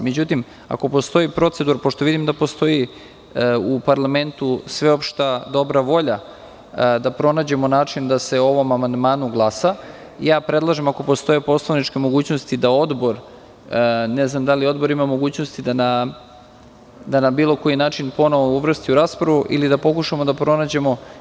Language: Serbian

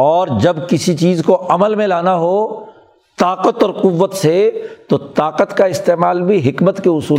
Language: Urdu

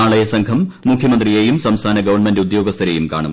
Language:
Malayalam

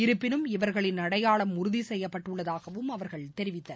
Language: Tamil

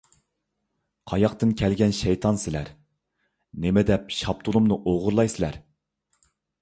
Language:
Uyghur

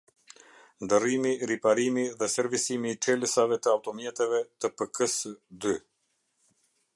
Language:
Albanian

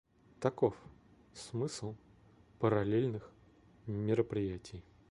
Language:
Russian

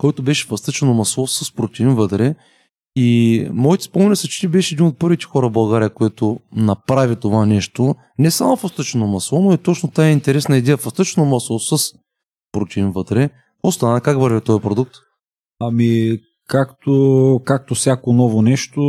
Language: Bulgarian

